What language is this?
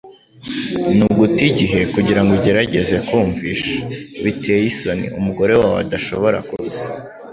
Kinyarwanda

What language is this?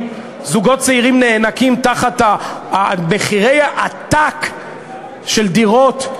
Hebrew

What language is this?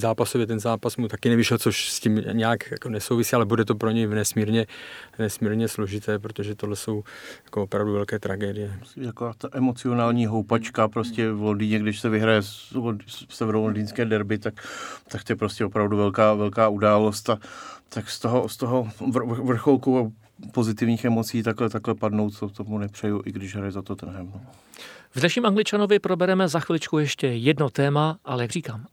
Czech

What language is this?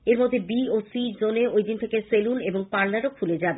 Bangla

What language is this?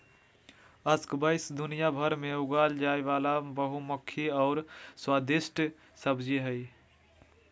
Magahi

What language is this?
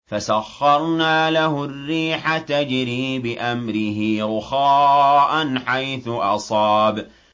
Arabic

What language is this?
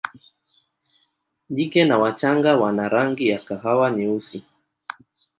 Swahili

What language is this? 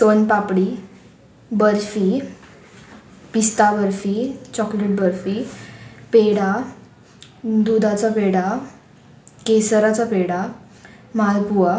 Konkani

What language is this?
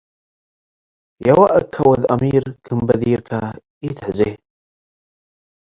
Tigre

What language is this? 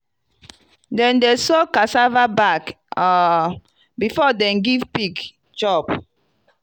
Nigerian Pidgin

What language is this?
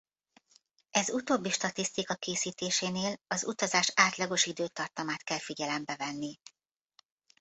Hungarian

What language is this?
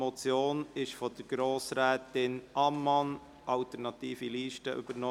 Swiss German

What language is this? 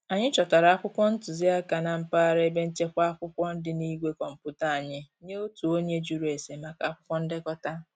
Igbo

